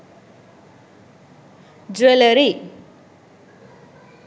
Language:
Sinhala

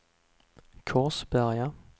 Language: Swedish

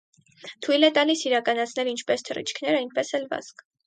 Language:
Armenian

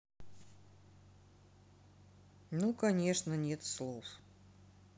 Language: Russian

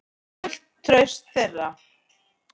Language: Icelandic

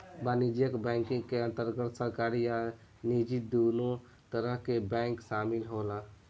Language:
Bhojpuri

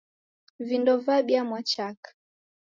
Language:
Taita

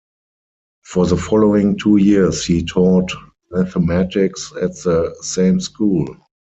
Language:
English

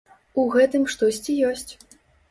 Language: Belarusian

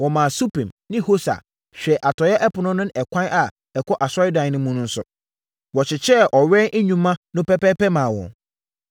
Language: Akan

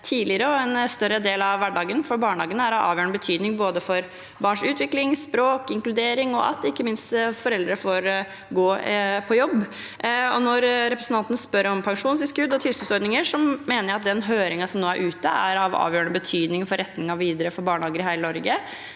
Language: Norwegian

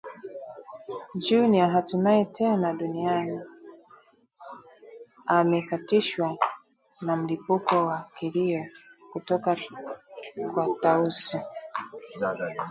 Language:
Swahili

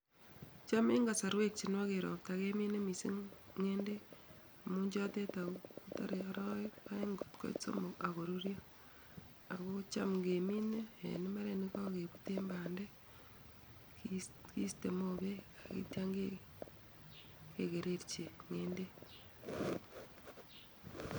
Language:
Kalenjin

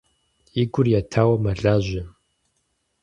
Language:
Kabardian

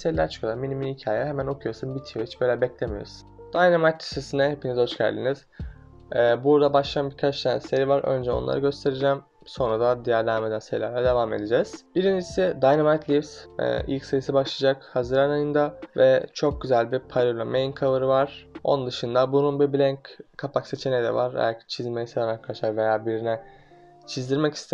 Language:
Turkish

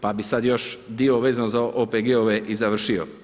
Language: Croatian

